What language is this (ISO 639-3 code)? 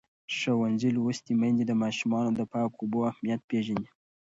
pus